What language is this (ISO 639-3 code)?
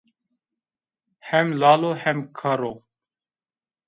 zza